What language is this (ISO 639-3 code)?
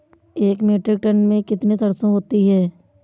hin